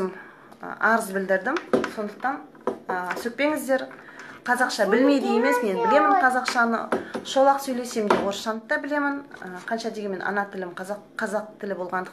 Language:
Russian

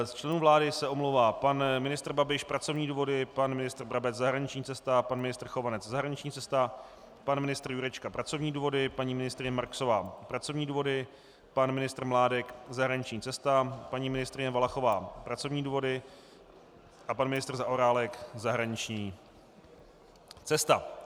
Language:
Czech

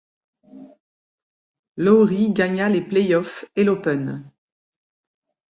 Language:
French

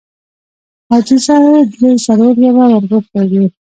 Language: Pashto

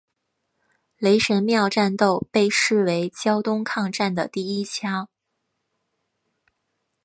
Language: Chinese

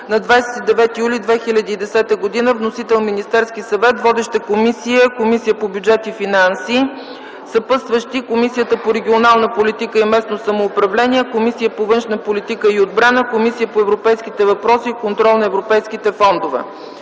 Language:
Bulgarian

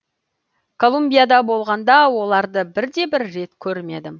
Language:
Kazakh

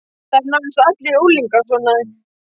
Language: Icelandic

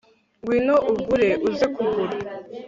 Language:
Kinyarwanda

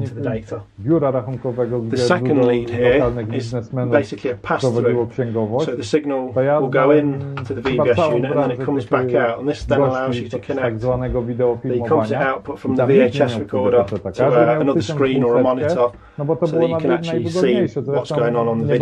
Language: Polish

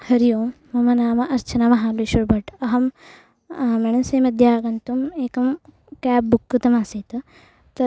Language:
Sanskrit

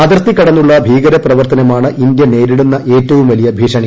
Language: Malayalam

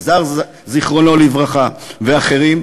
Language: Hebrew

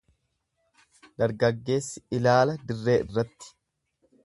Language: Oromo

